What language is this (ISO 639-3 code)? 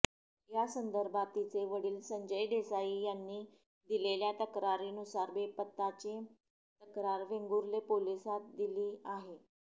mar